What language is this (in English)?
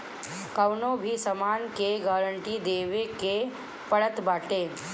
Bhojpuri